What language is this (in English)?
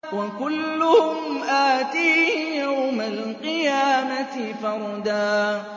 Arabic